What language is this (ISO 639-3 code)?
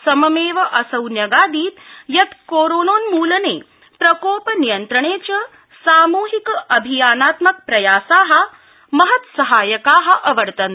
san